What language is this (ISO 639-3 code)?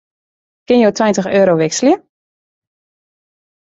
fry